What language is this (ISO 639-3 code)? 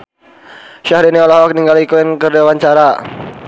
sun